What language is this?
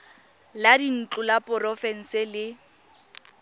Tswana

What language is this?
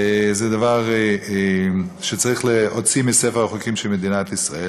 Hebrew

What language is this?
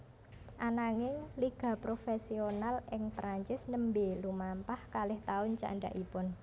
Javanese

